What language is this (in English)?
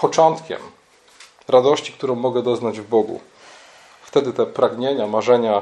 Polish